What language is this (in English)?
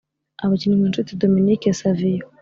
Kinyarwanda